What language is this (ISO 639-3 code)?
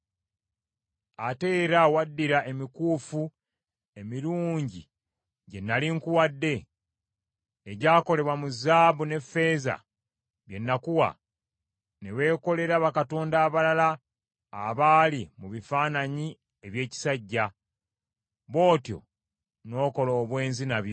lug